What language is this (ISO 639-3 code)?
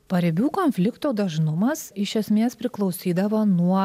lit